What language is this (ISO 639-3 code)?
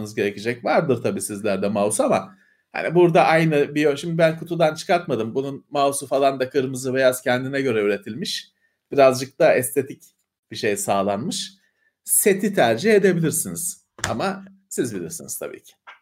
tur